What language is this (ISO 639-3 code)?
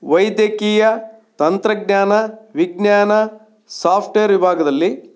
kan